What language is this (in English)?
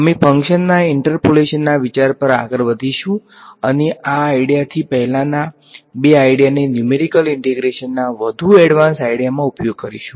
Gujarati